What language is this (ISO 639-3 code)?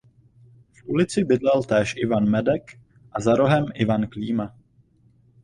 ces